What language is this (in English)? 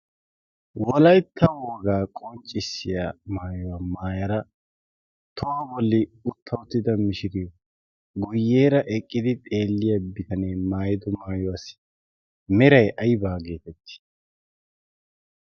Wolaytta